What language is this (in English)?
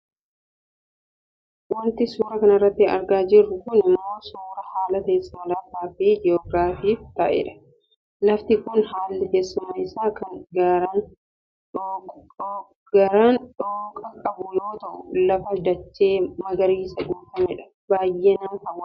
Oromo